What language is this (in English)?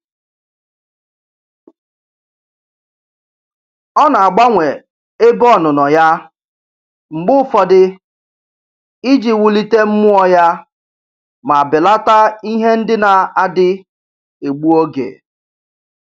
Igbo